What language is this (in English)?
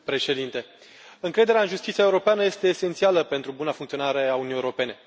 Romanian